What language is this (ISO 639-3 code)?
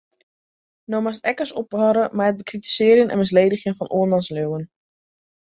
fry